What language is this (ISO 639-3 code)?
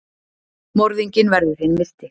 isl